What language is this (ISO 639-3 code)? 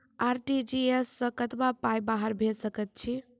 mai